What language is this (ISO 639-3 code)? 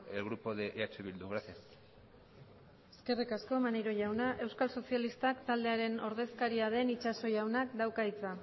eus